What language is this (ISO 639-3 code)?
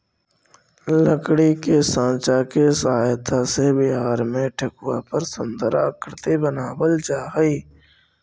mag